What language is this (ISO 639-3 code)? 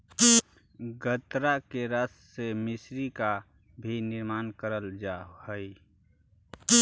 mag